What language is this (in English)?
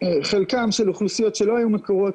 Hebrew